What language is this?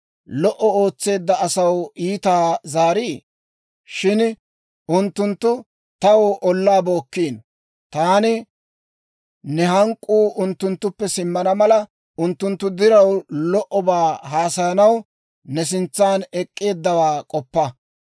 Dawro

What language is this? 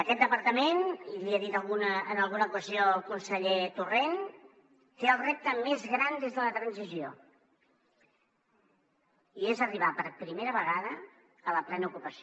Catalan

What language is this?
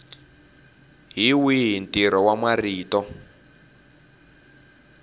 Tsonga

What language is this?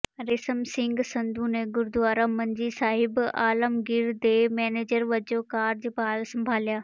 Punjabi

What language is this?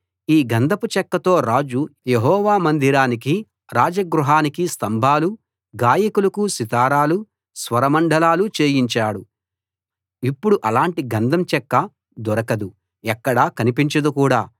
Telugu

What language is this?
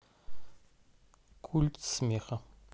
Russian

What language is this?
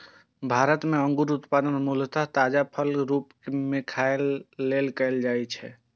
Maithili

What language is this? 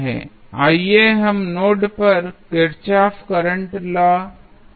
Hindi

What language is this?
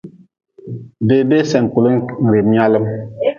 Nawdm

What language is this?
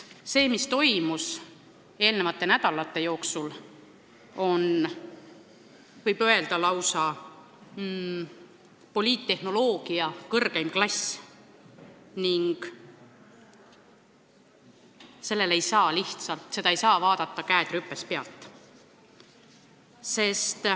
Estonian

